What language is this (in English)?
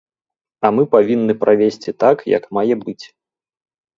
Belarusian